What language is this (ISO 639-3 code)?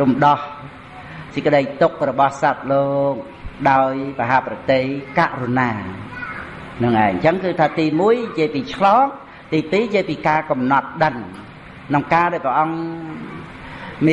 vie